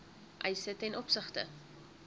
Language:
Afrikaans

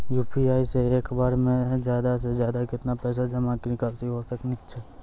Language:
Maithili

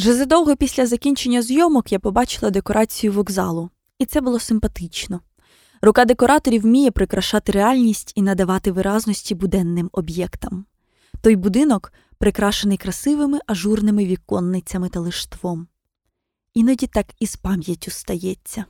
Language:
Ukrainian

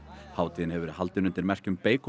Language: Icelandic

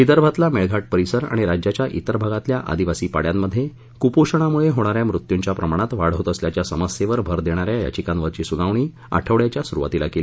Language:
Marathi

